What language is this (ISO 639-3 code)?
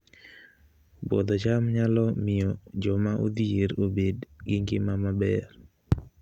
luo